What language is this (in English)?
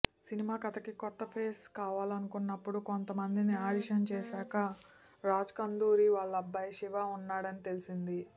Telugu